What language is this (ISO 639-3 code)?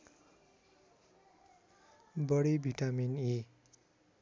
nep